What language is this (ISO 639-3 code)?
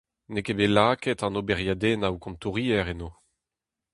bre